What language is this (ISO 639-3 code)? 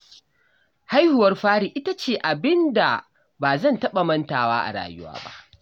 hau